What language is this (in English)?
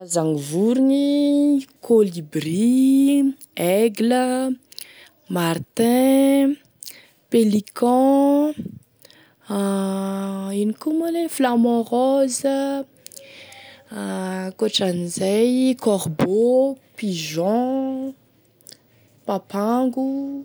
Tesaka Malagasy